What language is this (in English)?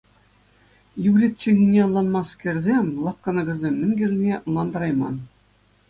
Chuvash